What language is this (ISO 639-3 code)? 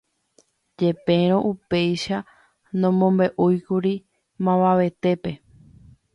grn